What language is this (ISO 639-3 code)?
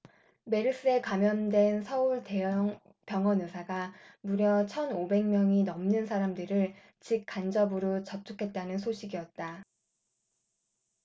kor